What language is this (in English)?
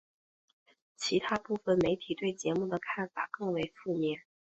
Chinese